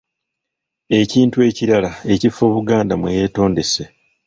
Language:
Ganda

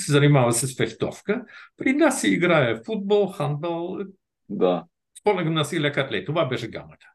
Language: Bulgarian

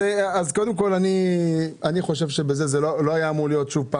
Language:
Hebrew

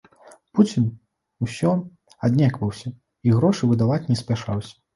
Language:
Belarusian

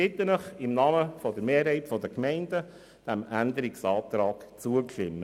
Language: Swiss German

